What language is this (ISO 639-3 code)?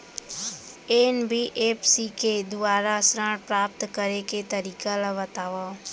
hne